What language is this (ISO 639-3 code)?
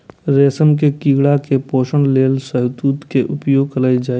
mai